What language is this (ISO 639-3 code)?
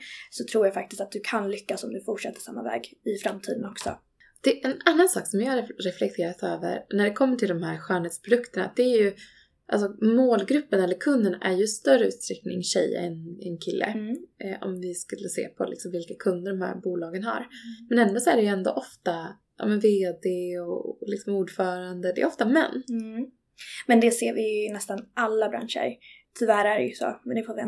swe